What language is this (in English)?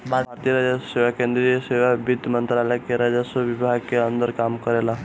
Bhojpuri